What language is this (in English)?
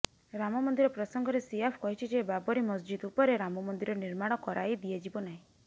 Odia